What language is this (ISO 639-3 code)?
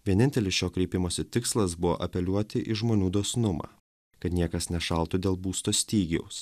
lit